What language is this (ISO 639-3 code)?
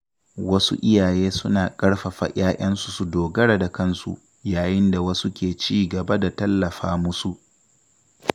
hau